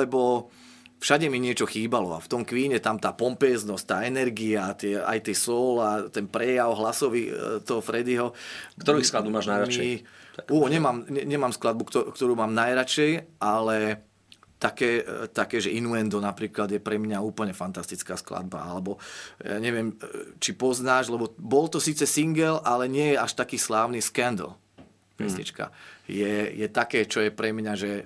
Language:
Slovak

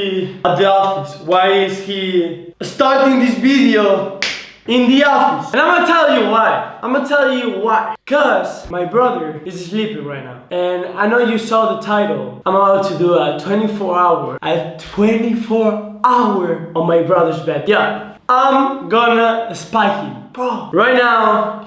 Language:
English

